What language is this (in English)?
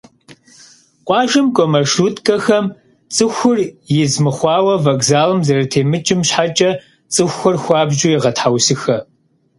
Kabardian